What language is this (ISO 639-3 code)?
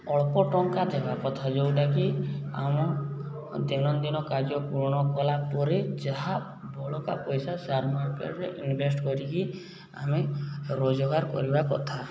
ori